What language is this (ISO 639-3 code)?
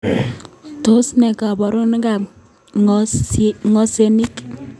kln